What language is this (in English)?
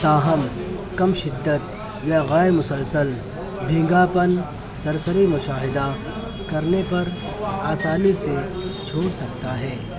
Urdu